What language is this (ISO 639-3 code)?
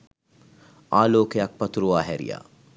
sin